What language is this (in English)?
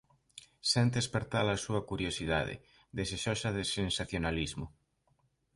Galician